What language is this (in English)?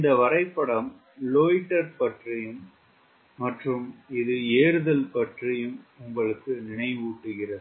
Tamil